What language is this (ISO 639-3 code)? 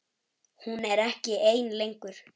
isl